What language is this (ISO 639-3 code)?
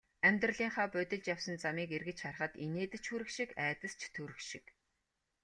mon